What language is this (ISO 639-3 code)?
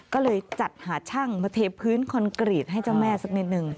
tha